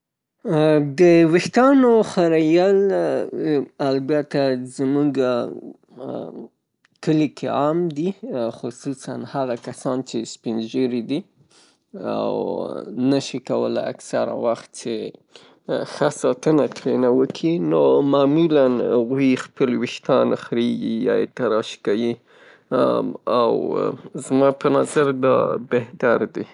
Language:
Pashto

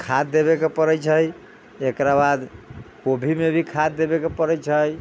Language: Maithili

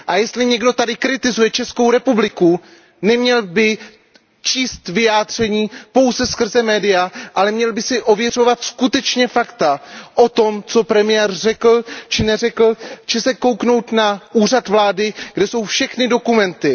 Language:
Czech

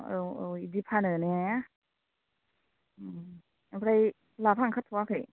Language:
Bodo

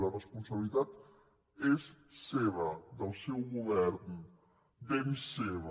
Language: Catalan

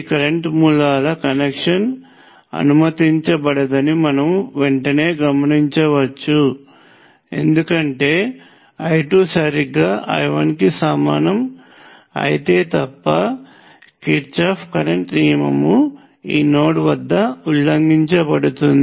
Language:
Telugu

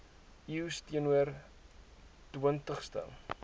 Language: Afrikaans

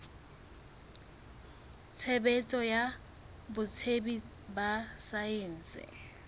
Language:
Southern Sotho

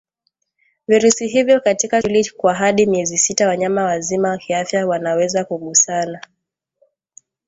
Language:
Swahili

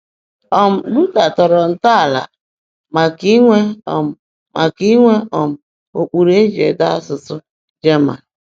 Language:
Igbo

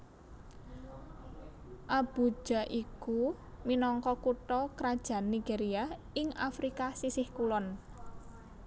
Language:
Javanese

